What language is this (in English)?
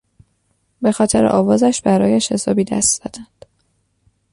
Persian